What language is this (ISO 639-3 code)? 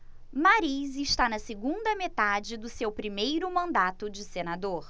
por